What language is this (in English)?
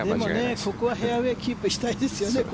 Japanese